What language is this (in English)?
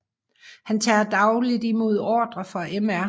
Danish